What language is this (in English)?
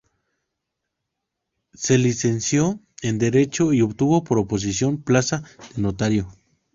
Spanish